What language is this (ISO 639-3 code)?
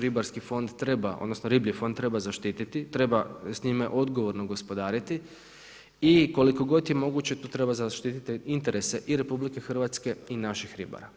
hrv